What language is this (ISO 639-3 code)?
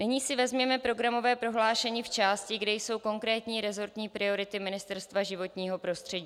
ces